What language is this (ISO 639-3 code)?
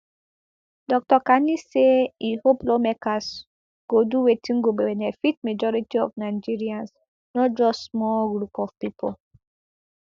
pcm